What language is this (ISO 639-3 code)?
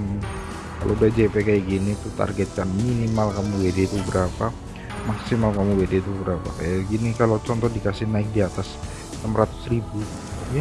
ind